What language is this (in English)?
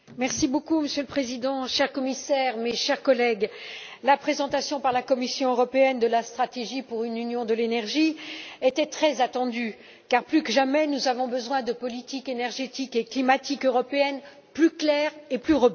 French